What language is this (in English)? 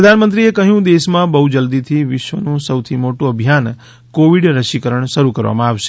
Gujarati